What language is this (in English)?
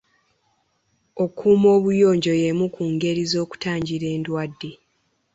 Ganda